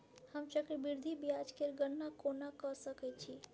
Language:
Maithili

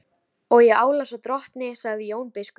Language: Icelandic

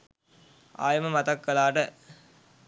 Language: Sinhala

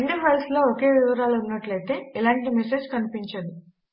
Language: Telugu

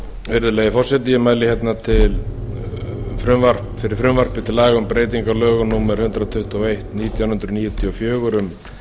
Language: Icelandic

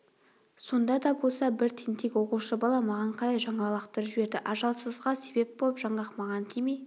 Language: Kazakh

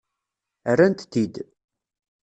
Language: Kabyle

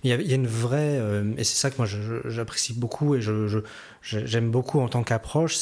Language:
French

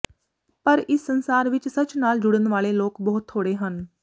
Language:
Punjabi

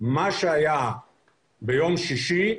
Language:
Hebrew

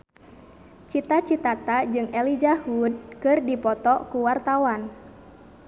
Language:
Sundanese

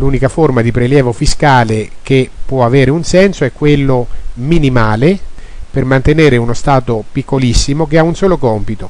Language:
Italian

